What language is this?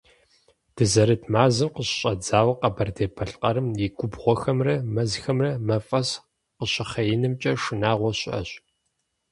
Kabardian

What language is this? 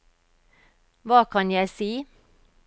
Norwegian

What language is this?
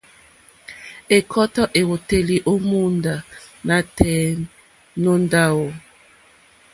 Mokpwe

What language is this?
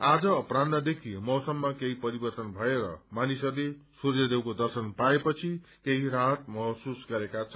Nepali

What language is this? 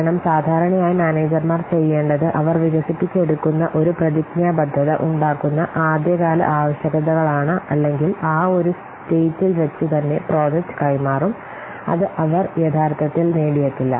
Malayalam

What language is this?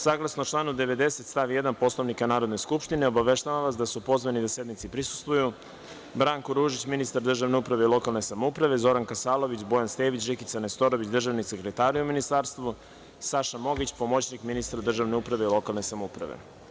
Serbian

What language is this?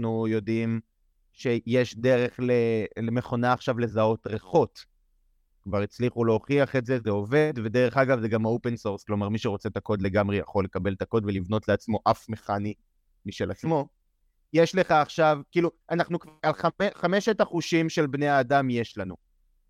Hebrew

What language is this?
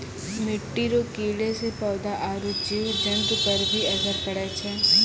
Maithili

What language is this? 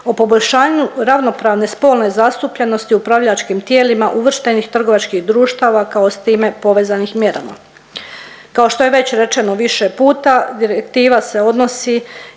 Croatian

